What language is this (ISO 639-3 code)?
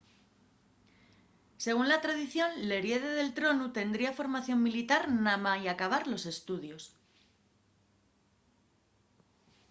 ast